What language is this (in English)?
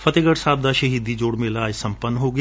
Punjabi